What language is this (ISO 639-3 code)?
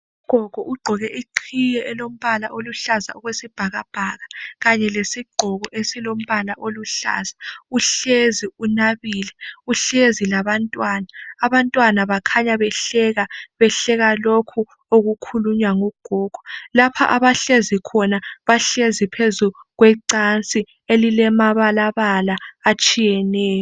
nde